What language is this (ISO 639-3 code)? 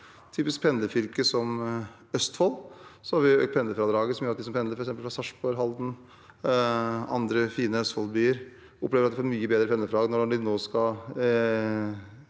nor